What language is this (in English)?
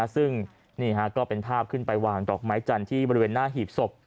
Thai